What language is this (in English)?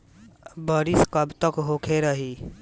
Bhojpuri